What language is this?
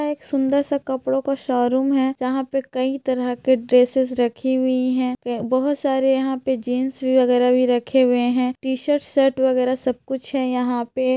Magahi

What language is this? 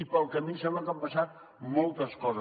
Catalan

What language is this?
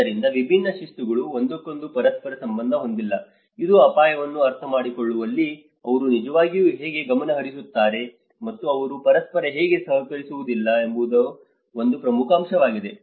Kannada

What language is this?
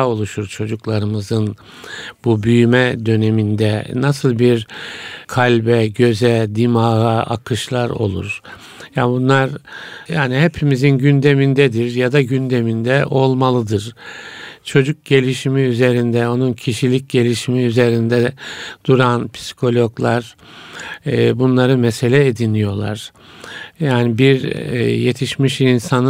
Turkish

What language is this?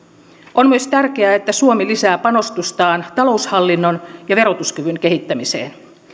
Finnish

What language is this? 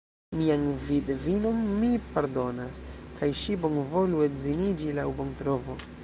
Esperanto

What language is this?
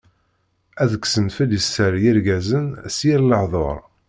Kabyle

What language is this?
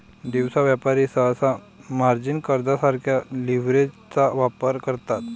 Marathi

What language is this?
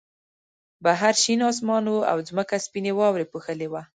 Pashto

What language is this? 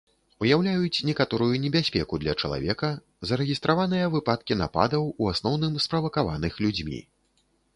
Belarusian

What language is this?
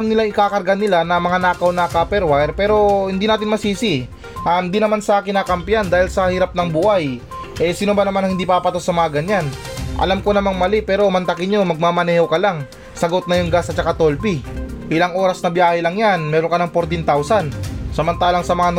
Filipino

